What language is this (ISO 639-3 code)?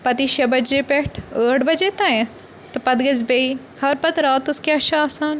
kas